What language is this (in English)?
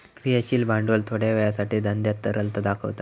Marathi